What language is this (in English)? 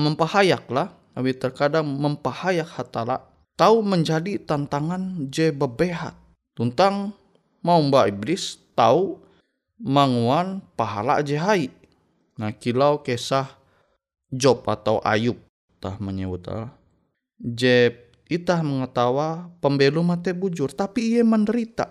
Indonesian